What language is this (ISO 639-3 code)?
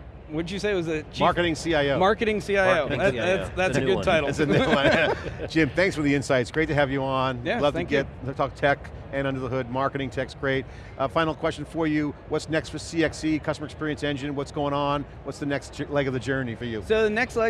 eng